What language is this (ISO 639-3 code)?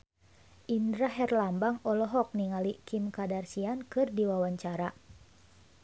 sun